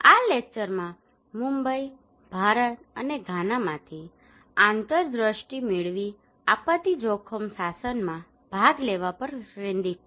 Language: Gujarati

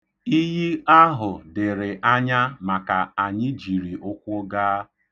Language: Igbo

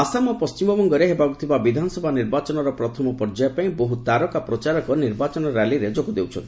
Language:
Odia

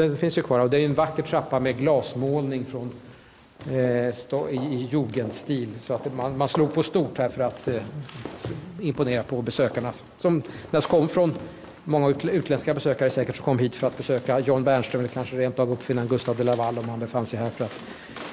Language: Swedish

